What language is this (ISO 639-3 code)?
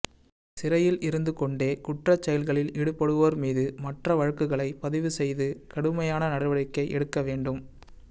tam